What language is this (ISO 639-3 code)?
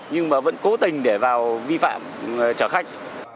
vie